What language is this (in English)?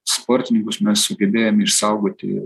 Lithuanian